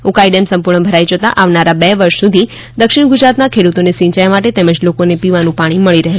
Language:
Gujarati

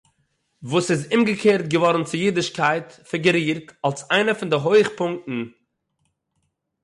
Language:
Yiddish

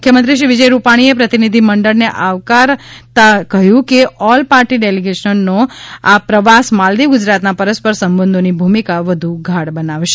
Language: Gujarati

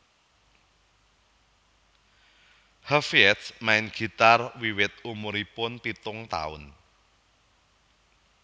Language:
Javanese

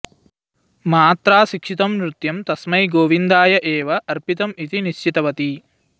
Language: Sanskrit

